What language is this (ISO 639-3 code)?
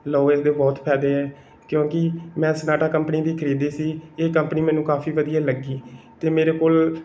pan